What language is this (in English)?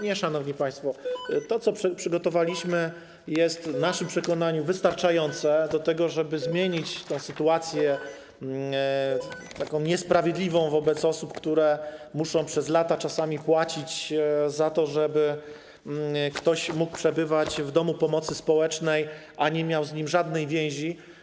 Polish